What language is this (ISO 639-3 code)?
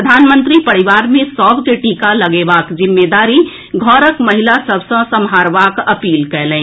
mai